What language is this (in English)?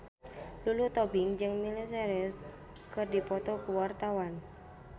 Sundanese